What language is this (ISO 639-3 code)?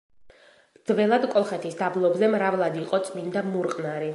kat